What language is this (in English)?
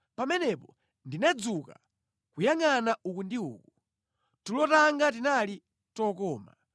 Nyanja